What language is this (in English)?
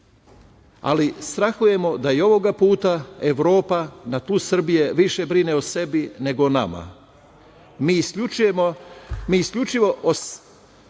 Serbian